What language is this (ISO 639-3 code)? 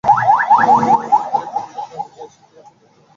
ben